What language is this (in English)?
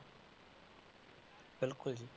Punjabi